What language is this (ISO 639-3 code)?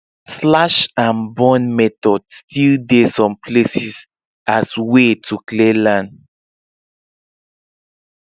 pcm